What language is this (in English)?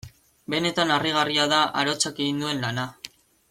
Basque